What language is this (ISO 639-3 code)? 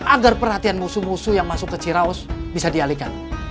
ind